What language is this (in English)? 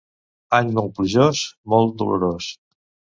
Catalan